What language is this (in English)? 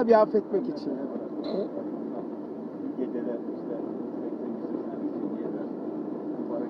Turkish